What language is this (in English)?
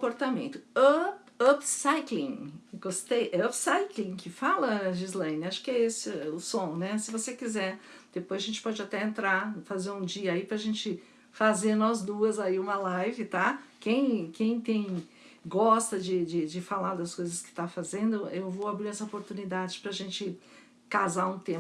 Portuguese